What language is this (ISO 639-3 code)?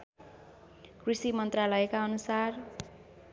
nep